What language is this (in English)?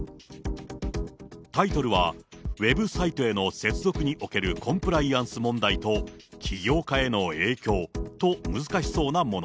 Japanese